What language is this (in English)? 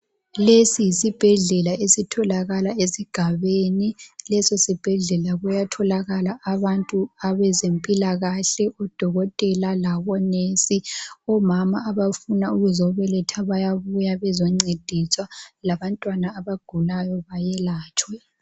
North Ndebele